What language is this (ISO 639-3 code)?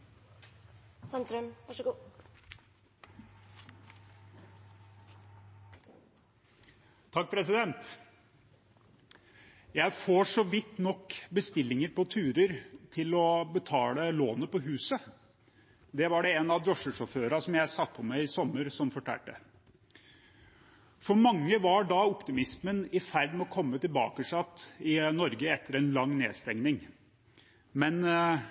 nob